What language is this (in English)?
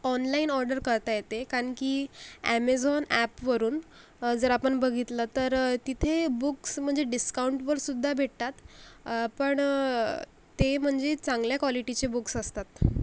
Marathi